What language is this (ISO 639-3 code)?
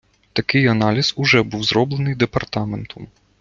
ukr